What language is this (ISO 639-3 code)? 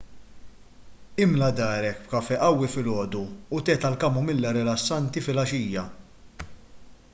mlt